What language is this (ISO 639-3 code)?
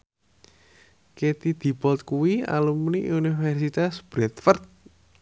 jav